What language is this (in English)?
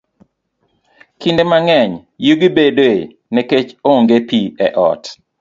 Luo (Kenya and Tanzania)